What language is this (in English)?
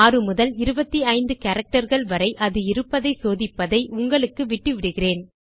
Tamil